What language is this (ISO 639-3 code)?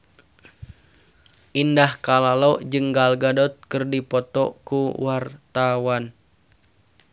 sun